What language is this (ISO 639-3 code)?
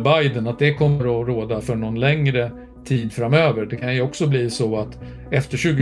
swe